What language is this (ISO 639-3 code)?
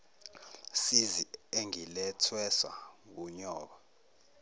zul